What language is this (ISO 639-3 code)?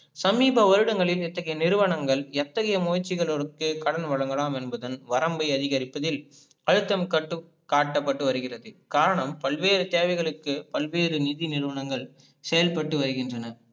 tam